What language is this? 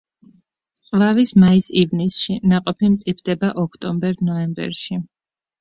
Georgian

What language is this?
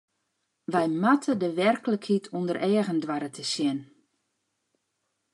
Western Frisian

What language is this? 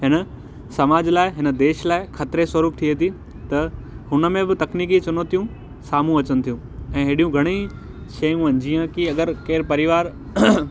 Sindhi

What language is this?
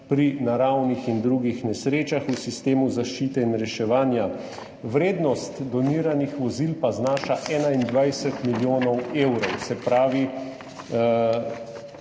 Slovenian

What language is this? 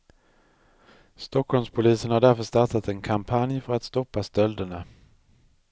Swedish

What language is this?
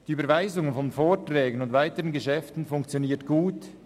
Swiss German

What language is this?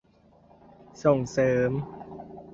Thai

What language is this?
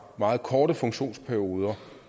Danish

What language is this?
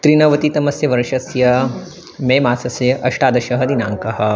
Sanskrit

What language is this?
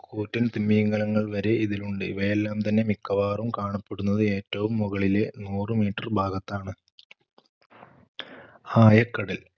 Malayalam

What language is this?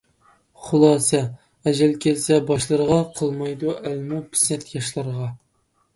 Uyghur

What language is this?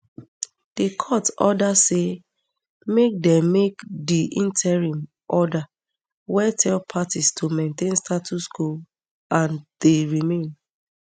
Nigerian Pidgin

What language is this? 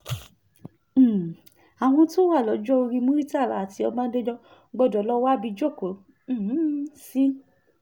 Yoruba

